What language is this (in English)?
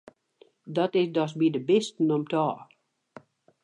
Western Frisian